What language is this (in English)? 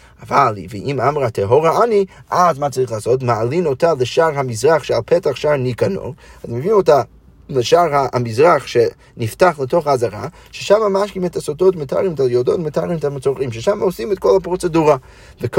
Hebrew